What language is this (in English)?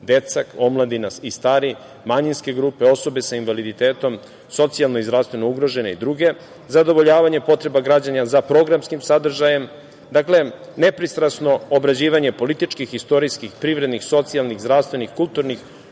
Serbian